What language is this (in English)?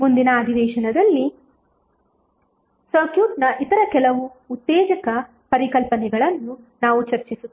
Kannada